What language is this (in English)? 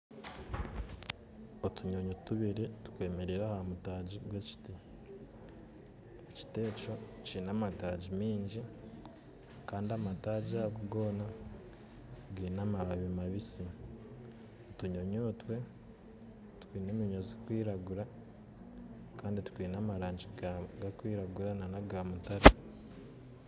Nyankole